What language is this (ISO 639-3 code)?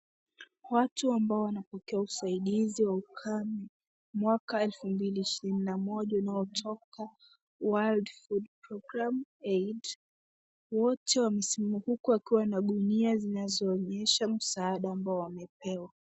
swa